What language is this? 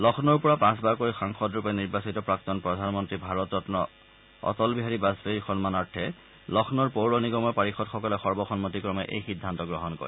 Assamese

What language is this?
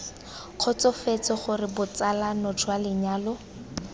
Tswana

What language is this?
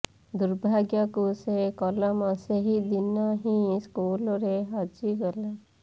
Odia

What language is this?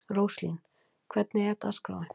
Icelandic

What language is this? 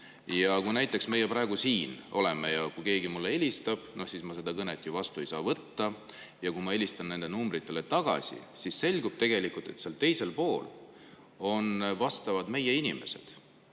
Estonian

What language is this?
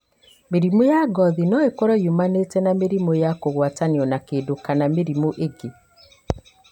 Kikuyu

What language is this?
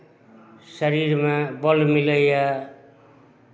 Maithili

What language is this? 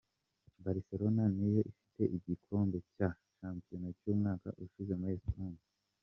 Kinyarwanda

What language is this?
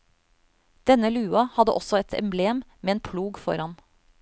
Norwegian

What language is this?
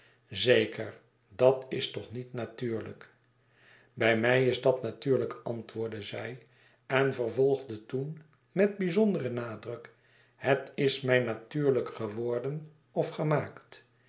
Dutch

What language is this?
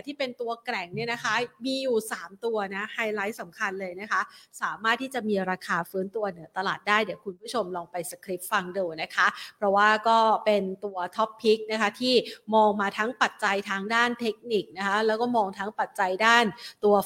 Thai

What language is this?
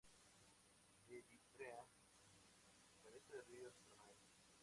Spanish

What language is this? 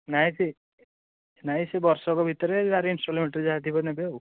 Odia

